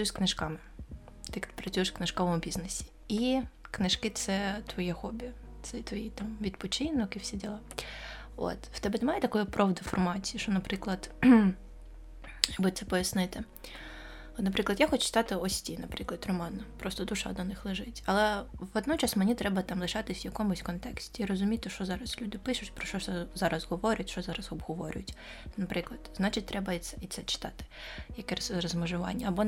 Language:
Ukrainian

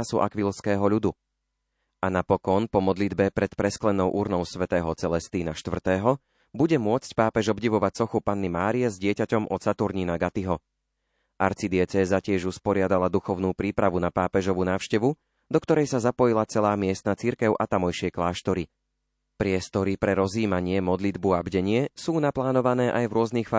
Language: Slovak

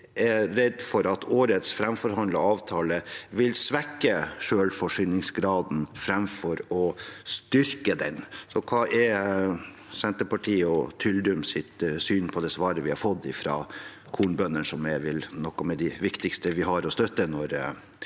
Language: Norwegian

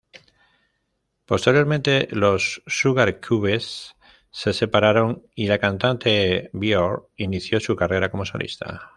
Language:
Spanish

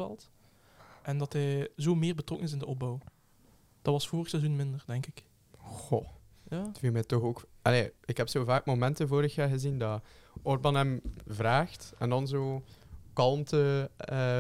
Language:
Dutch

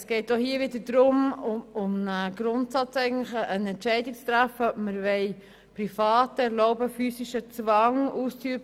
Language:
Swiss German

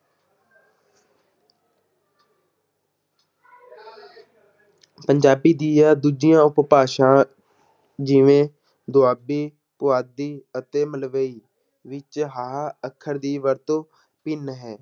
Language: Punjabi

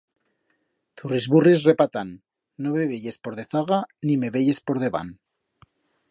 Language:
Aragonese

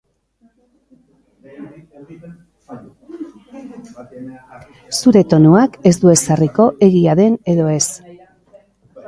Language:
Basque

